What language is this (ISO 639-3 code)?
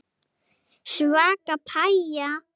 isl